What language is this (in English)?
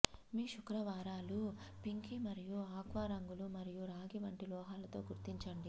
Telugu